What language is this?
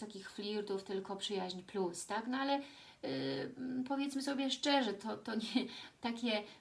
Polish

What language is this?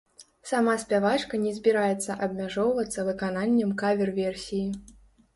Belarusian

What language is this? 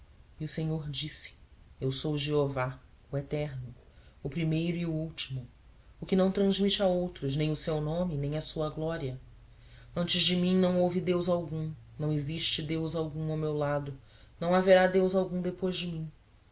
Portuguese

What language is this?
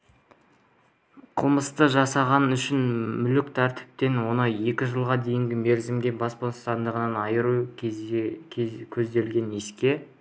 Kazakh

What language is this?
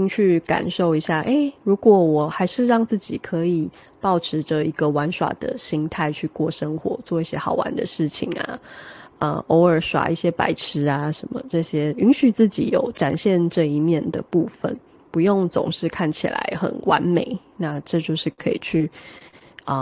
Chinese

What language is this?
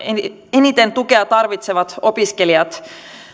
Finnish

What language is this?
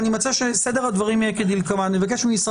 Hebrew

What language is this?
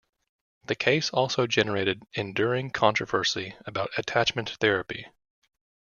English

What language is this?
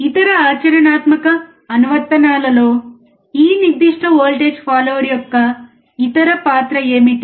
Telugu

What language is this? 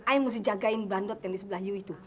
Indonesian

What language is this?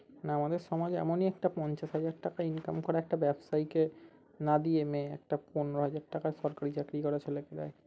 Bangla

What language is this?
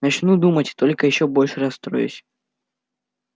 Russian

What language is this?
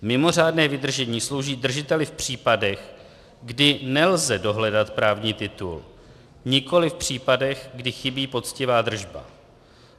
Czech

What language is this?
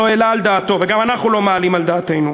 Hebrew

